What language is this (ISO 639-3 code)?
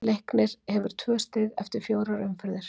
isl